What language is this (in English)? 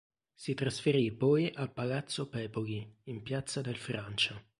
Italian